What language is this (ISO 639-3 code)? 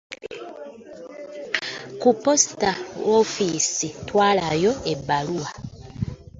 lug